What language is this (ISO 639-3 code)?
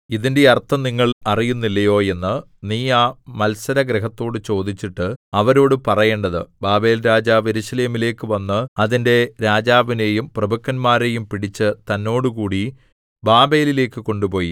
mal